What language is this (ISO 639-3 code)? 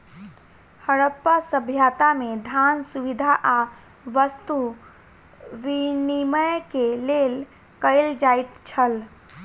mai